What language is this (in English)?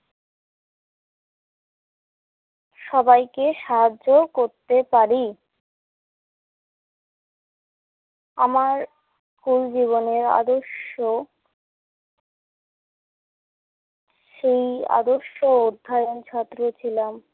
Bangla